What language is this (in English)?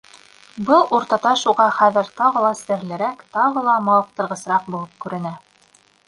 Bashkir